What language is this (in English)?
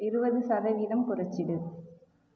Tamil